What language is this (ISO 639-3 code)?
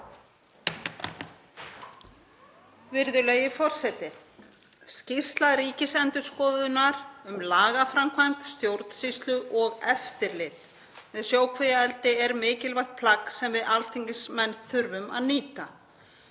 isl